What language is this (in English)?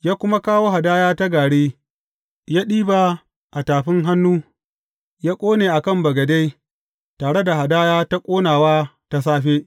Hausa